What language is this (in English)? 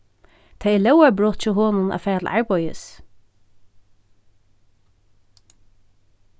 Faroese